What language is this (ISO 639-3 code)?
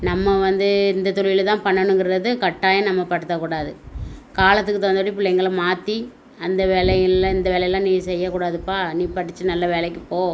tam